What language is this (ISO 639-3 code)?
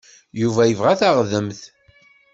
kab